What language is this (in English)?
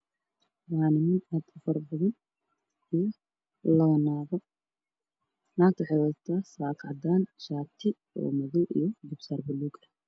Somali